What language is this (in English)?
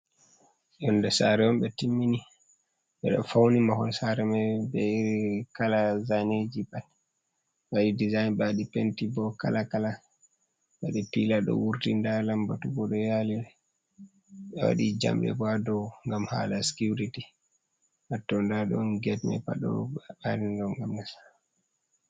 Fula